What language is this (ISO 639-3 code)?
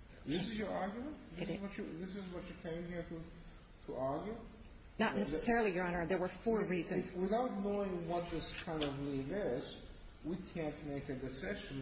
eng